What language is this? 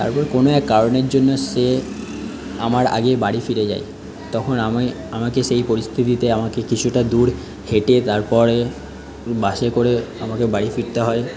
Bangla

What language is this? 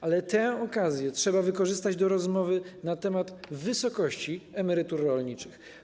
Polish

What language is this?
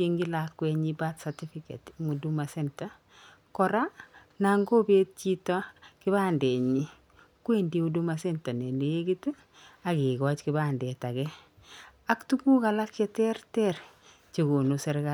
Kalenjin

